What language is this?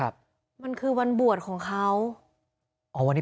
Thai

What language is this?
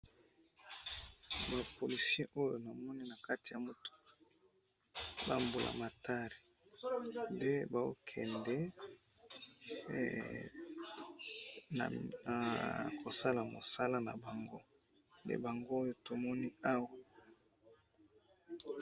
Lingala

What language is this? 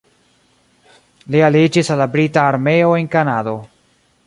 Esperanto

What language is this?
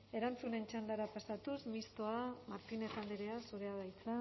Basque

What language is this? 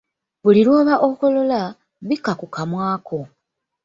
Ganda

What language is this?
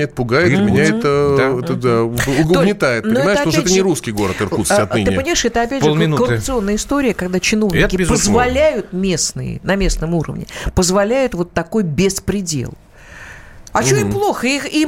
Russian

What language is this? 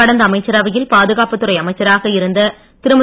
Tamil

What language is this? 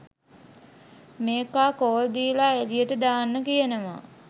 Sinhala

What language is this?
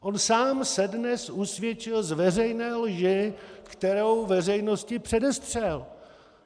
Czech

